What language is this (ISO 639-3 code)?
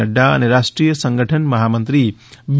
guj